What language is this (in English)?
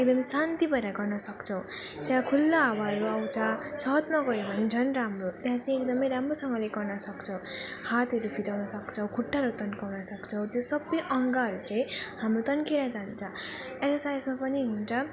Nepali